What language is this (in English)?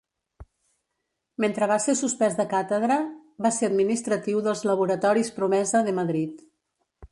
Catalan